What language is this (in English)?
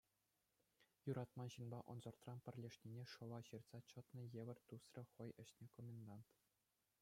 Chuvash